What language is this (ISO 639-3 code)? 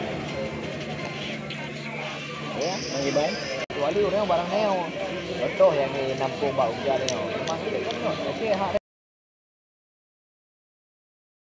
msa